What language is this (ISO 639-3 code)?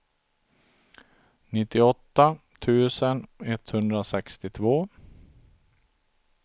swe